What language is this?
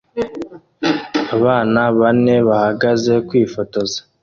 Kinyarwanda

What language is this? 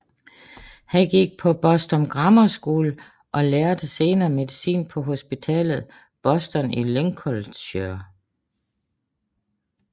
Danish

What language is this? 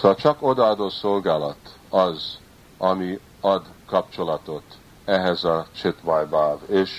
Hungarian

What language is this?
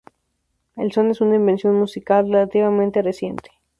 Spanish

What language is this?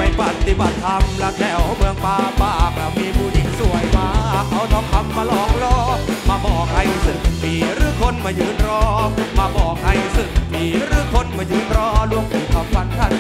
Thai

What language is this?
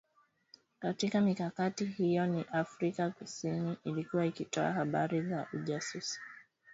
Swahili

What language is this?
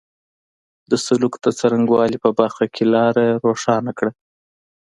Pashto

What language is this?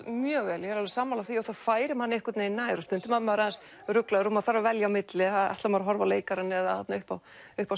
Icelandic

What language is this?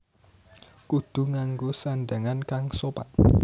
Javanese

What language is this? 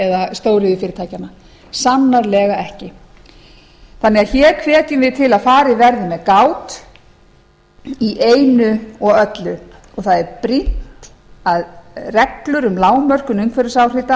Icelandic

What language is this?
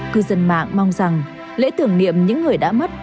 Vietnamese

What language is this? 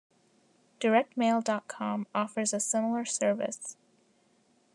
English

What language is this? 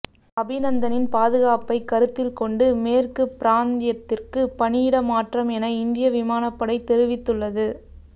Tamil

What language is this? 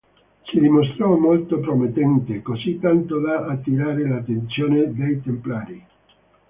Italian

